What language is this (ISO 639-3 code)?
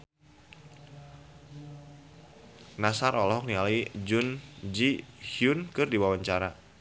sun